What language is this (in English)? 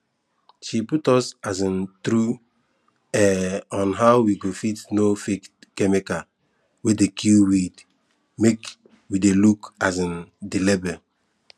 Nigerian Pidgin